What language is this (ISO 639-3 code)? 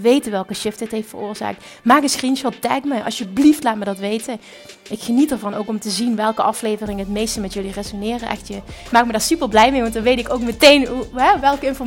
nld